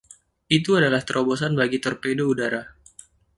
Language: Indonesian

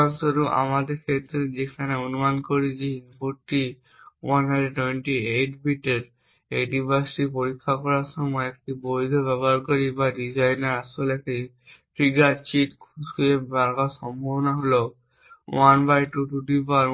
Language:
Bangla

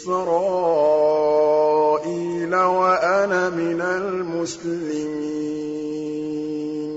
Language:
Arabic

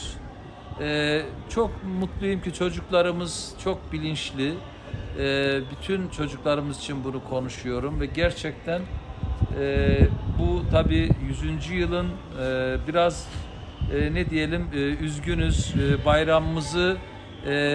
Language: Turkish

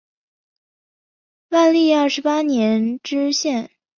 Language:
Chinese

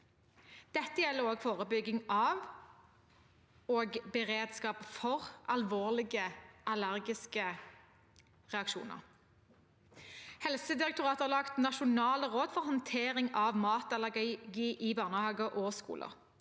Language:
Norwegian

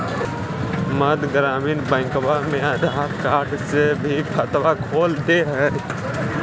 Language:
Magahi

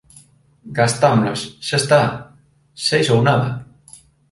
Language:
Galician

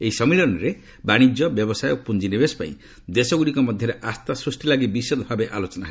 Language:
Odia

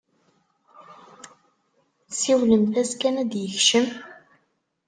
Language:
Kabyle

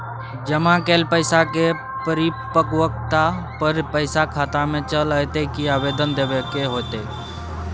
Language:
Maithili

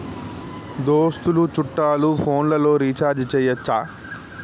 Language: Telugu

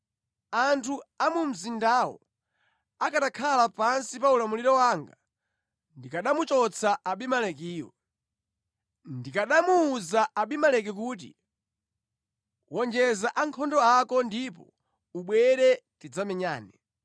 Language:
Nyanja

